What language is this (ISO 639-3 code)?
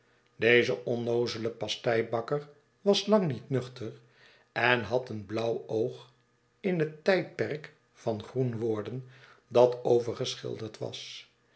nld